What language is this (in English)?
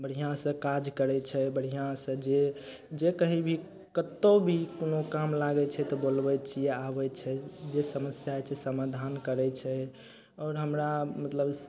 Maithili